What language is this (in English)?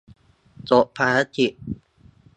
Thai